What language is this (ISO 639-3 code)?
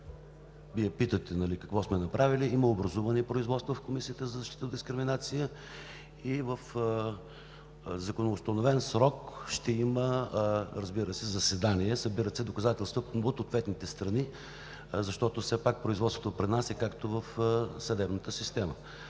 bul